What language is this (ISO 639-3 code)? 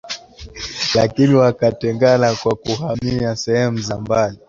swa